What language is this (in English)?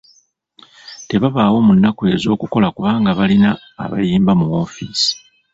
Ganda